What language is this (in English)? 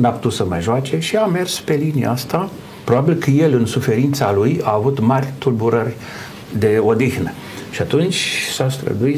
Romanian